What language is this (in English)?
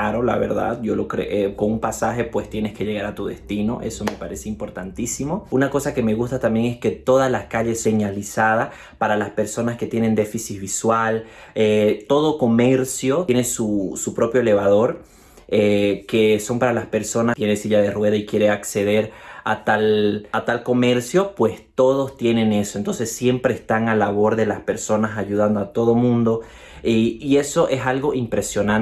Spanish